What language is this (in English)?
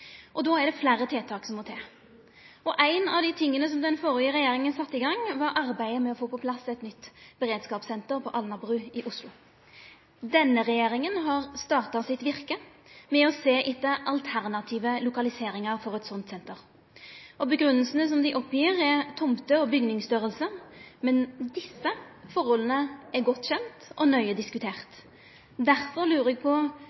Norwegian Nynorsk